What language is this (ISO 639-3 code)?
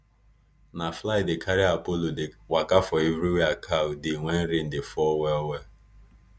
pcm